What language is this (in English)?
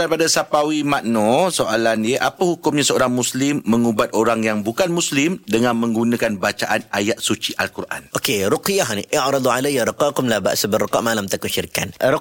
Malay